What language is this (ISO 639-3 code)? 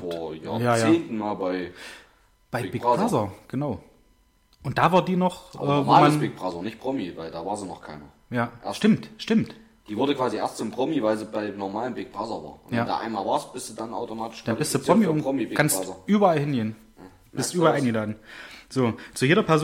deu